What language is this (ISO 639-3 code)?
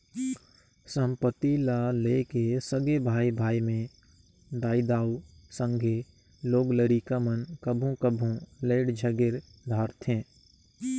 hne